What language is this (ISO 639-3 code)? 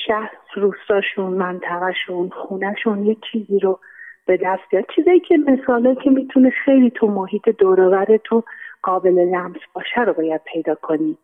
fas